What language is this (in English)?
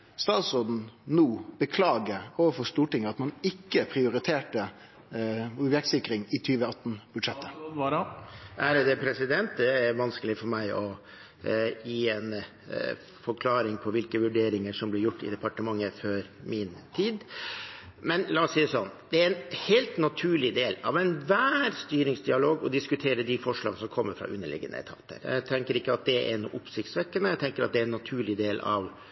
Norwegian